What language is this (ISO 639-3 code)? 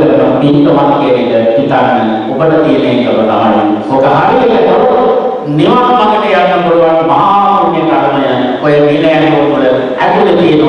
sin